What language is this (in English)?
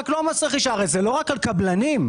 Hebrew